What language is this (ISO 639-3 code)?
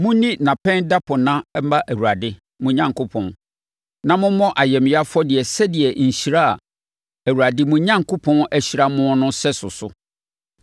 aka